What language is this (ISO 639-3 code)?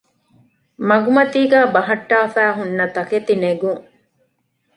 div